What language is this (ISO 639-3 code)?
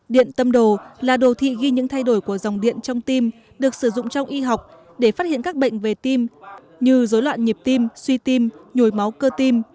vie